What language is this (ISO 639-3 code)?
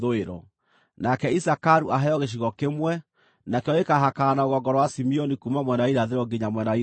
kik